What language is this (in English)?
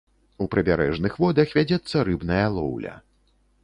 Belarusian